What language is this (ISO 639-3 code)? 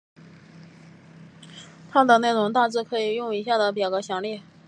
zho